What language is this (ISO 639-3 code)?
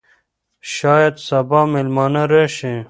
pus